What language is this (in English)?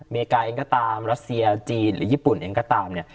Thai